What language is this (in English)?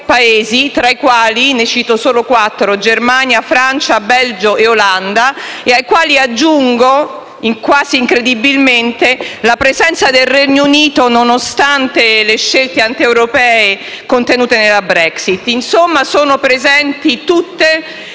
Italian